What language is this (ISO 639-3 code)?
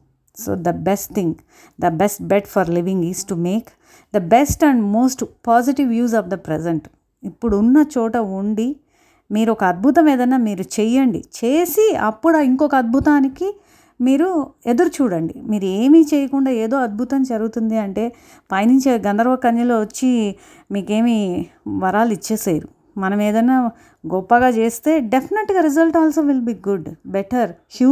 tel